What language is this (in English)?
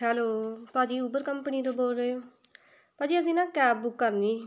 Punjabi